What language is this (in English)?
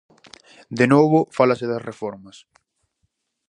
Galician